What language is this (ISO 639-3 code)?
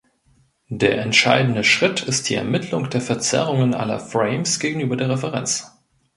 deu